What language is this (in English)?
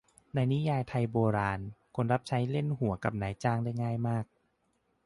Thai